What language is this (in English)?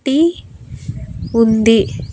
Telugu